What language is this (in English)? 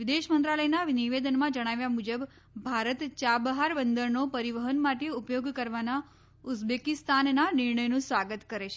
Gujarati